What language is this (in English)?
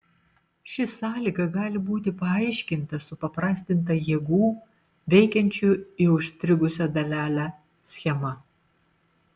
Lithuanian